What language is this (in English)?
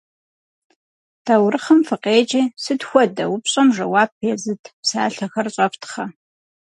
Kabardian